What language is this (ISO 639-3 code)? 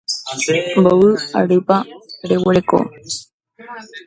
grn